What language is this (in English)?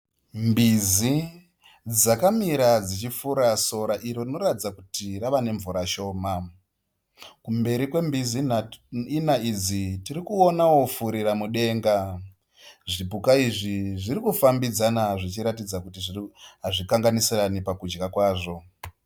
Shona